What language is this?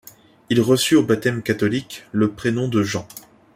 French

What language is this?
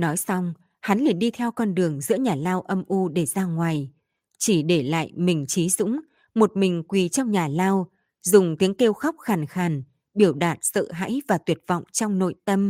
Vietnamese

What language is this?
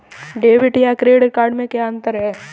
Hindi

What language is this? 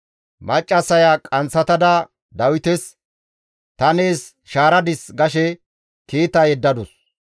Gamo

